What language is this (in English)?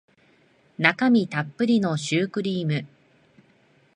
Japanese